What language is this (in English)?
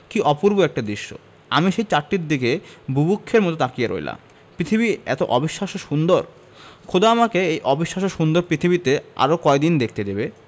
Bangla